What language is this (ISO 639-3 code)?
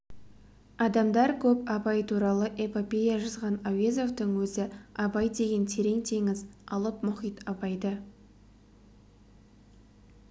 kaz